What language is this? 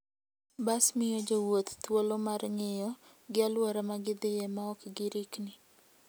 Luo (Kenya and Tanzania)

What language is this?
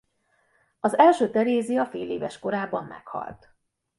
Hungarian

